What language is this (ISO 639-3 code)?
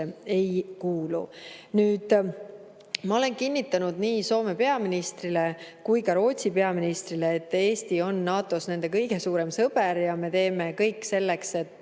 est